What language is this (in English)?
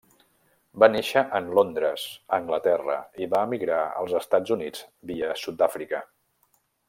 Catalan